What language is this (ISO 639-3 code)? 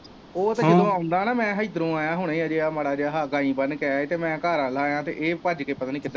pan